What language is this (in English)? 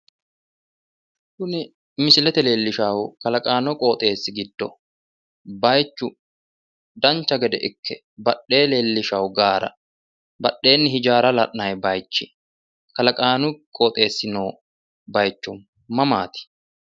Sidamo